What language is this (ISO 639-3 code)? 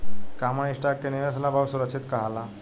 bho